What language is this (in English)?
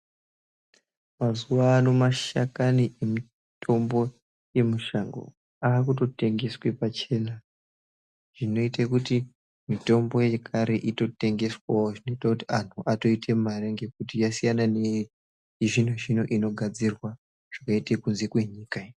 Ndau